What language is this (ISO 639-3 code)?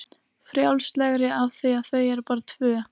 isl